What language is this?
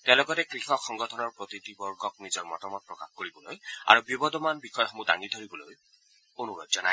Assamese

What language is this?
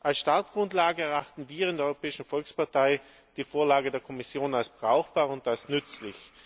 German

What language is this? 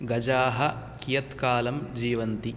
Sanskrit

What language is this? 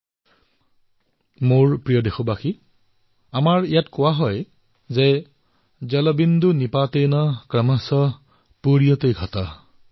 Assamese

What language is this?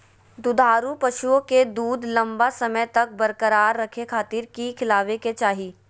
Magahi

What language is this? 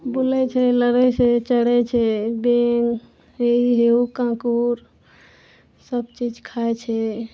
Maithili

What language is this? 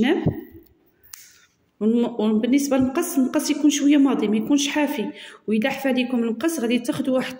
Arabic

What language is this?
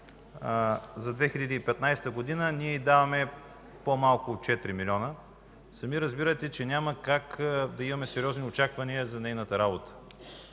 Bulgarian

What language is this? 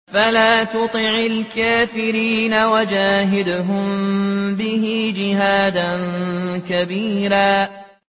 Arabic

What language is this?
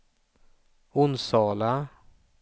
Swedish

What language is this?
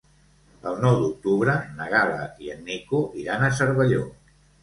Catalan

